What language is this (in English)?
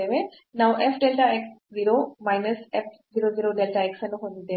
Kannada